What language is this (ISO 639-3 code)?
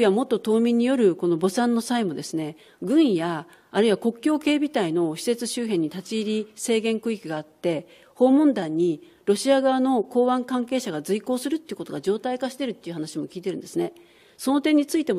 jpn